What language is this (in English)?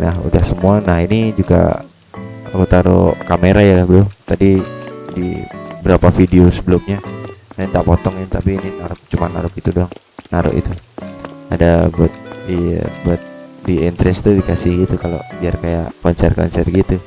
Indonesian